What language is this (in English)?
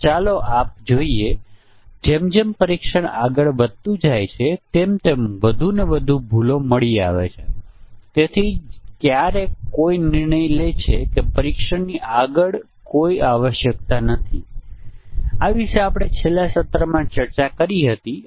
Gujarati